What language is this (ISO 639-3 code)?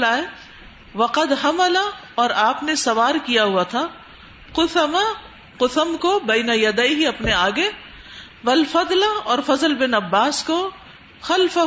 urd